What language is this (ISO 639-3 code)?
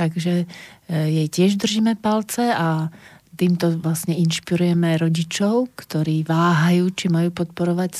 slk